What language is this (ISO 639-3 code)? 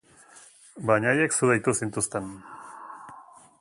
eus